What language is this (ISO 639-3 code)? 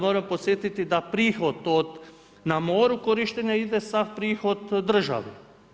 hrv